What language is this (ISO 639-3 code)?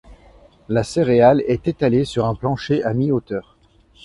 fra